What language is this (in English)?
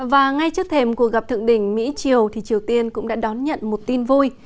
Vietnamese